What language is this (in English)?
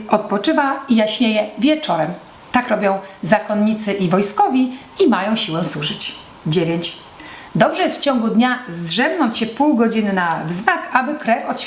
Polish